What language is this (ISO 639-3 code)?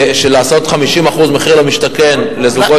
heb